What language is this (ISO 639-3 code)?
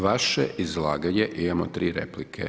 hrv